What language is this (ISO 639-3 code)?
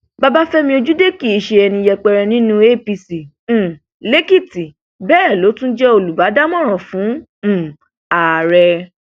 yor